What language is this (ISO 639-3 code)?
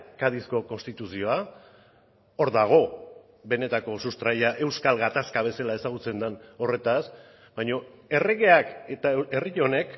eus